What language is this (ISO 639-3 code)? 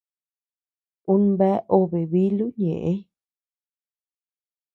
cux